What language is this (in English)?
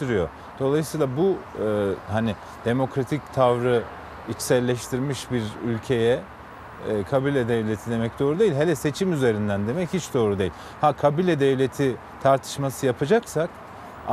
Turkish